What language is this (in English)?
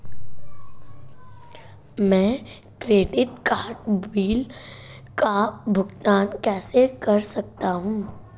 Hindi